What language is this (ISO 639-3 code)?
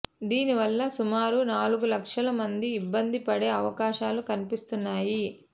tel